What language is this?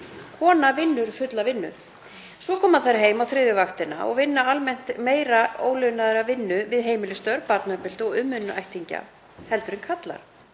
Icelandic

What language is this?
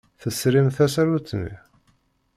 Kabyle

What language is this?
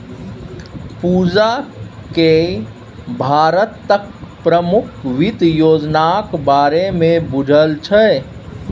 Maithili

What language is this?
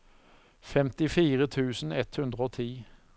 Norwegian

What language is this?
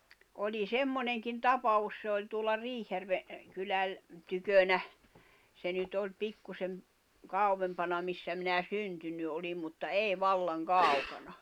Finnish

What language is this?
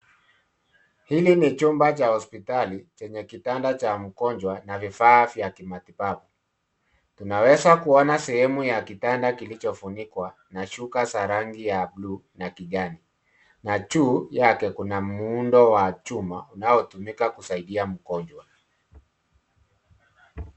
Swahili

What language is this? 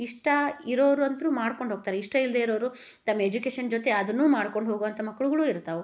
Kannada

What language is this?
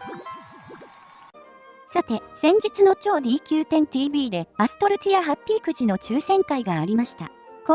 Japanese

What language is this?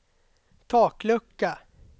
Swedish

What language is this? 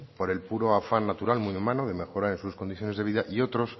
Spanish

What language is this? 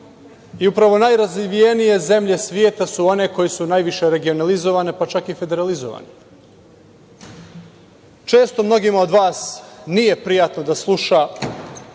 Serbian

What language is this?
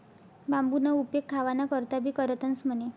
Marathi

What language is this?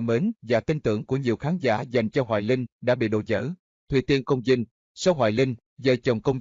Vietnamese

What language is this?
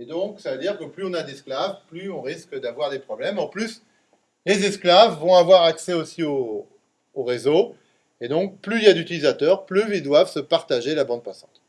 French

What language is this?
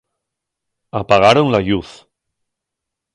Asturian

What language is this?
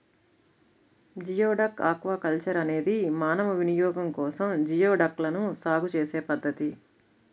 Telugu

